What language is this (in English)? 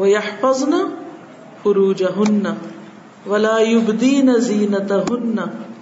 Urdu